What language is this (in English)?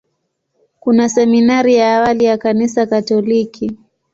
Swahili